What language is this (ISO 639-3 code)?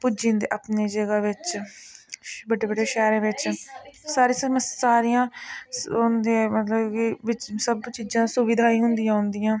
doi